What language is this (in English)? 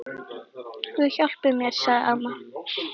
Icelandic